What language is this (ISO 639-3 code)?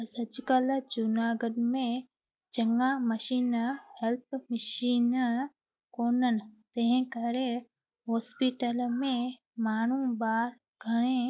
snd